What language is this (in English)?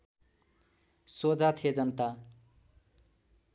Nepali